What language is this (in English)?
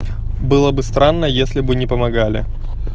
Russian